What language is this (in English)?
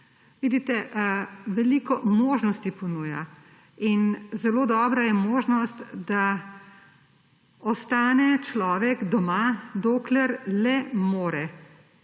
Slovenian